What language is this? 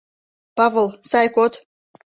Mari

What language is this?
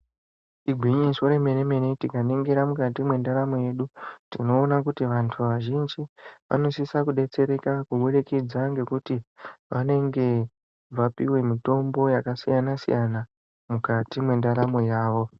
Ndau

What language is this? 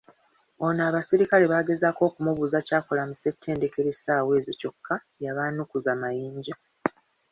Ganda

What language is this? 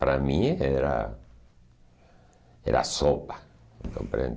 Portuguese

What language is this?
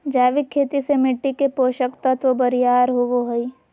Magahi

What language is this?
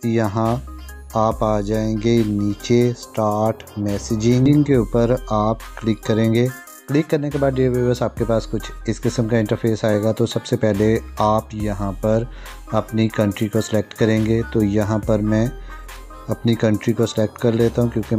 Hindi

